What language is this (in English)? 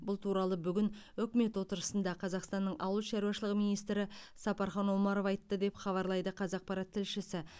Kazakh